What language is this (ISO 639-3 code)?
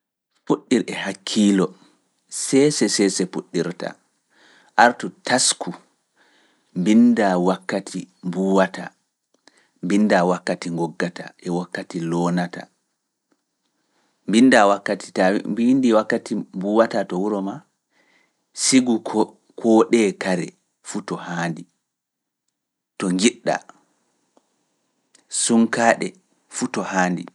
ful